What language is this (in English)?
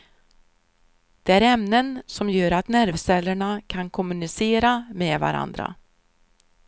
Swedish